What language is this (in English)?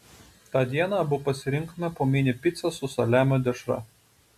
Lithuanian